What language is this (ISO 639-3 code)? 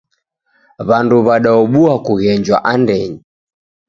dav